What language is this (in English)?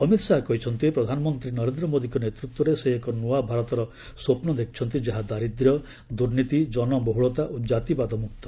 Odia